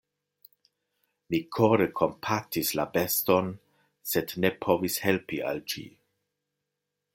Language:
Esperanto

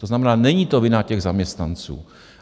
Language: Czech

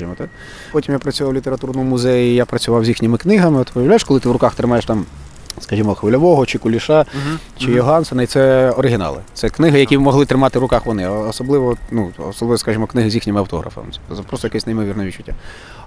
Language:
Ukrainian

